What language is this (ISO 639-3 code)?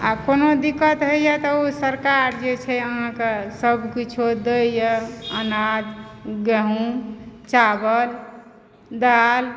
mai